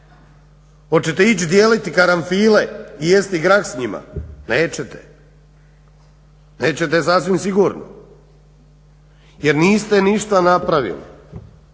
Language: Croatian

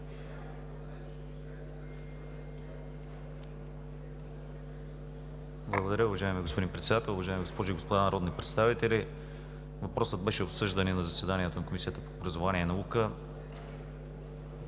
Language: Bulgarian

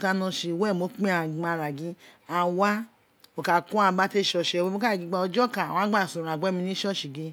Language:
Isekiri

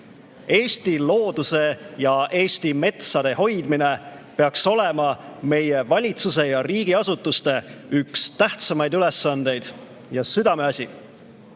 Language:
Estonian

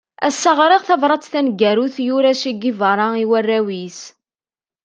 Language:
Kabyle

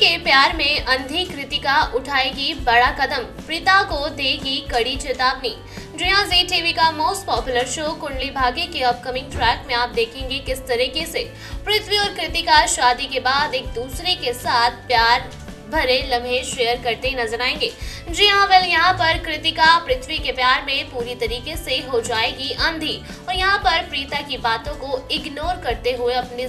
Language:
Hindi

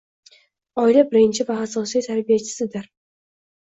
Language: Uzbek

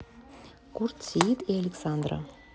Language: Russian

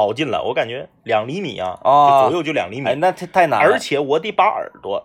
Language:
Chinese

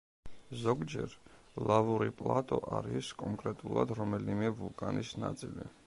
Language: Georgian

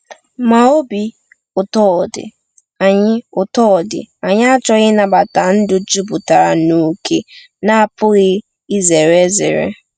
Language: Igbo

